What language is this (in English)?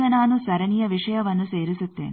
Kannada